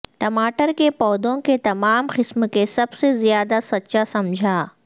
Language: Urdu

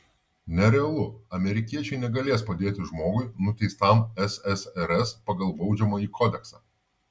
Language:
Lithuanian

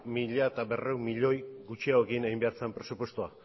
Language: Basque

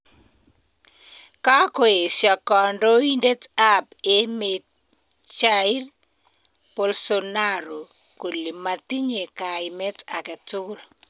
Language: Kalenjin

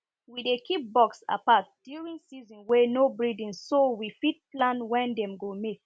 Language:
Nigerian Pidgin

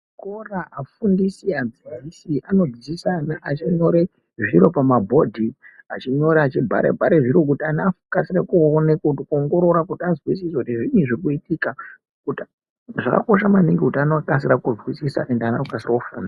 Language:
Ndau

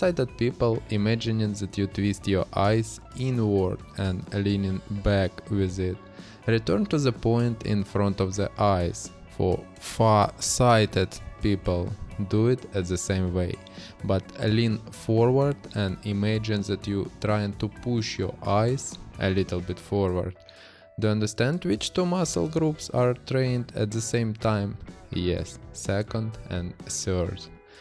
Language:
English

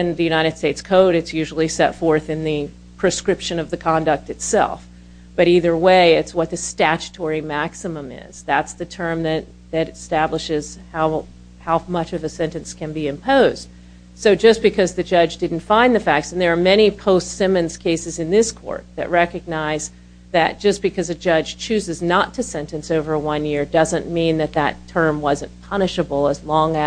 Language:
English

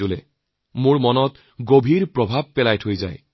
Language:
Assamese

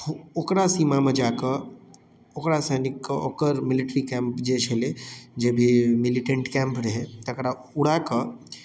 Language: Maithili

